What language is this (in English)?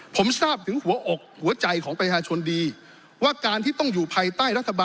Thai